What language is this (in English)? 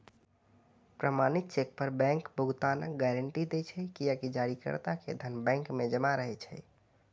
Maithili